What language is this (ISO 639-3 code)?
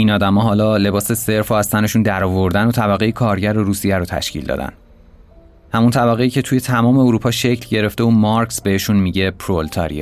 fas